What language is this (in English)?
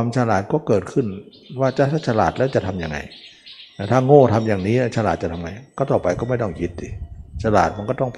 Thai